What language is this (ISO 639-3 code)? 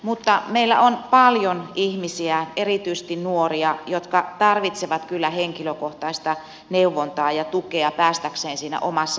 fin